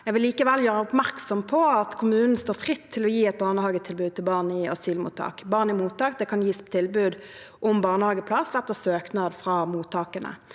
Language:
Norwegian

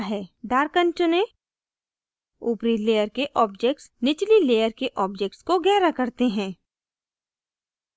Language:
Hindi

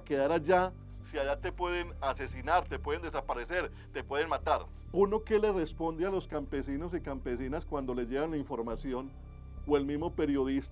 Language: Spanish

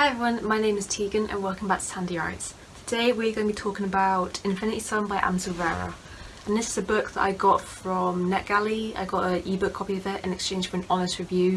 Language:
English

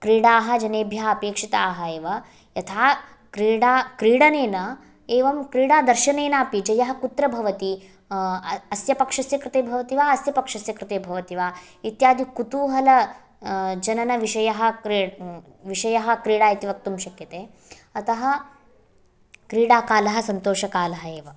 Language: Sanskrit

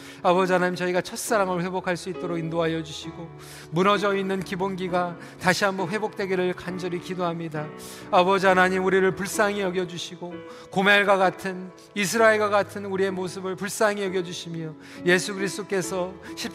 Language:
Korean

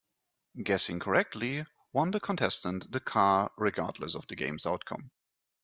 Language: English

